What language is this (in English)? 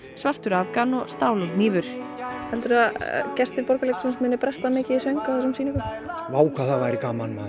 Icelandic